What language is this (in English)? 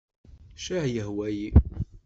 Kabyle